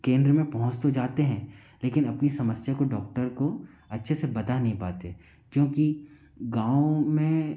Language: Hindi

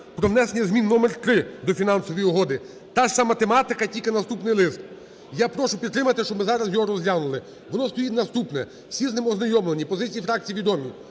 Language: Ukrainian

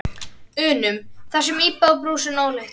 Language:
Icelandic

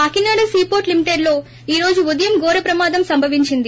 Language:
Telugu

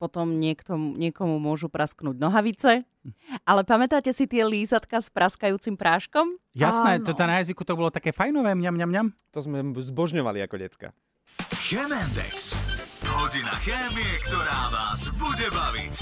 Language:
Slovak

